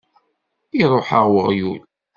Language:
Kabyle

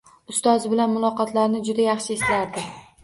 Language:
Uzbek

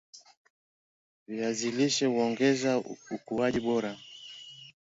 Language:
Swahili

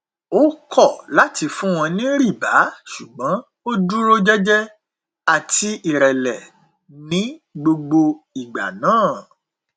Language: Yoruba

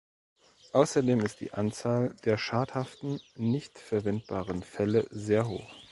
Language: German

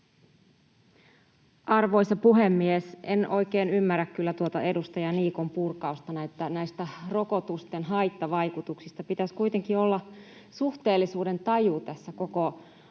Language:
Finnish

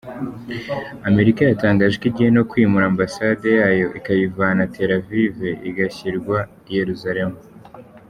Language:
Kinyarwanda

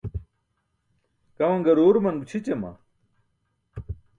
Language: Burushaski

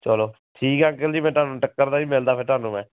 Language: Punjabi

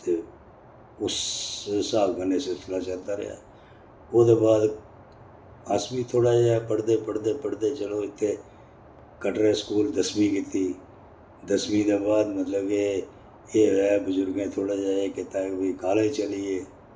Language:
Dogri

